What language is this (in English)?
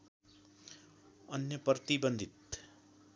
Nepali